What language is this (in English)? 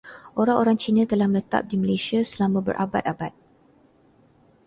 Malay